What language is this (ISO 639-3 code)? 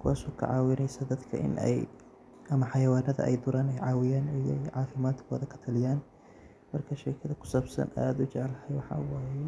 som